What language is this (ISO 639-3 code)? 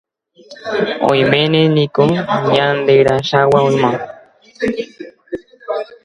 grn